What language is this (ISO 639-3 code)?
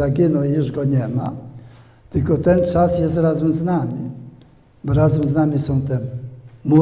pol